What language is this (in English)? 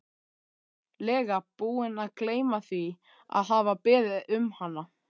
Icelandic